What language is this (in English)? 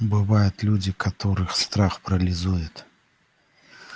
Russian